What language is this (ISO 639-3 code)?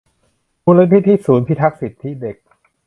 tha